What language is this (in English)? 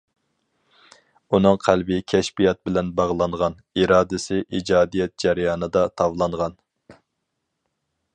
Uyghur